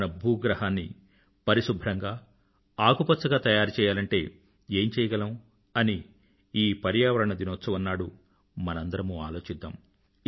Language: Telugu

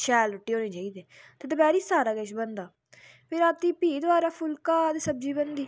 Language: Dogri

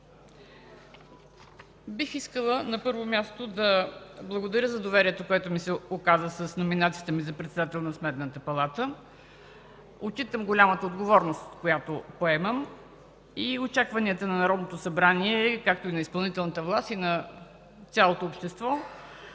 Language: Bulgarian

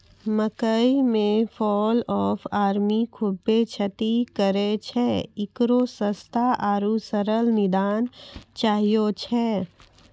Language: Maithili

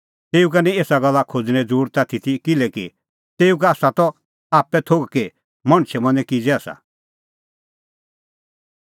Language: Kullu Pahari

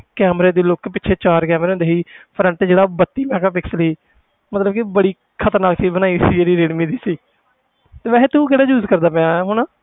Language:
Punjabi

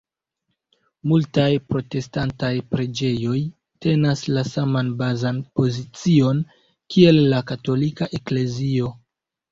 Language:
Esperanto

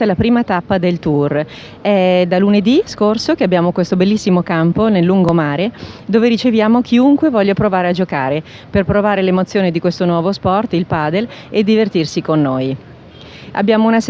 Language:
Italian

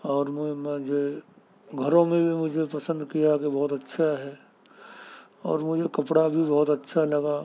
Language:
Urdu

